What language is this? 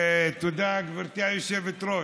Hebrew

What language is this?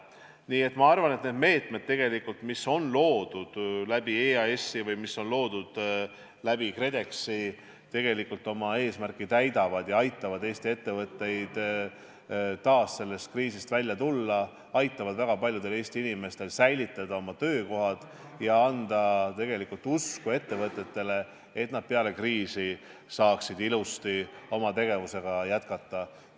Estonian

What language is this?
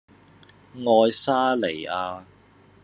Cantonese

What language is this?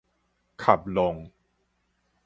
Min Nan Chinese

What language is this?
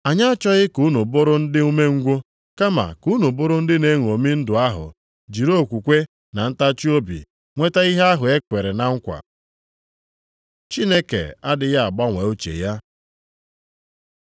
Igbo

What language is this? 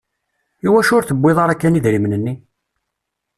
Kabyle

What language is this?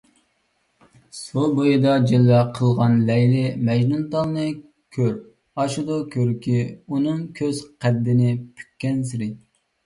Uyghur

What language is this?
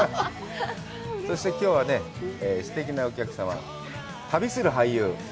Japanese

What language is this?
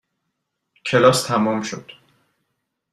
Persian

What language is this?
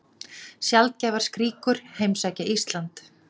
Icelandic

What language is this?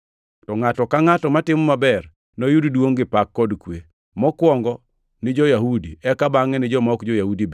Luo (Kenya and Tanzania)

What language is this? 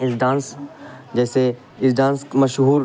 Urdu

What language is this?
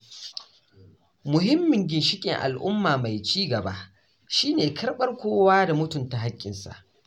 Hausa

